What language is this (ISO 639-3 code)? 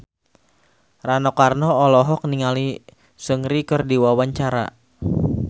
sun